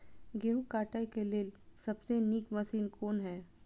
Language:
Maithili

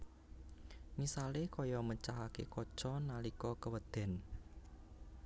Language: Javanese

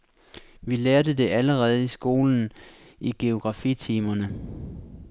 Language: Danish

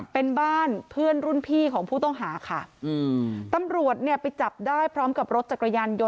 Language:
Thai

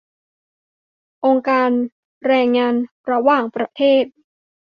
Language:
Thai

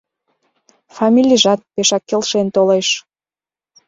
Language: Mari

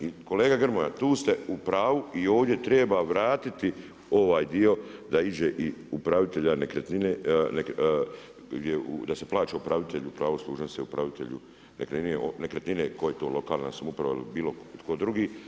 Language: Croatian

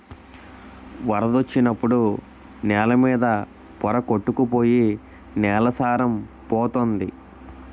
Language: Telugu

